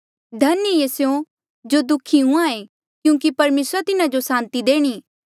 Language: Mandeali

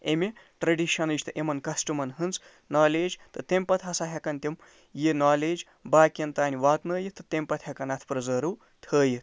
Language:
Kashmiri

